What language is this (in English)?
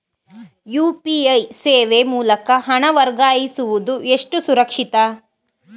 Kannada